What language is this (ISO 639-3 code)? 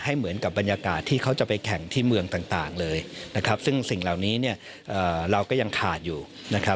tha